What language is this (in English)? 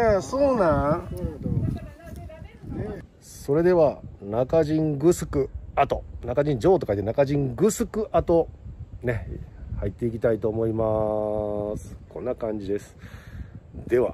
Japanese